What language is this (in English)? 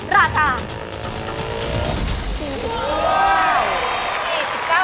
Thai